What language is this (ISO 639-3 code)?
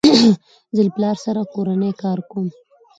pus